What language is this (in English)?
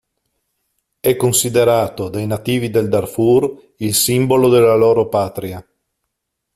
Italian